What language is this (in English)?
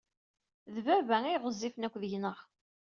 Kabyle